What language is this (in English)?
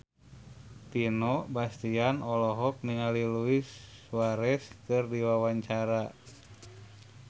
Sundanese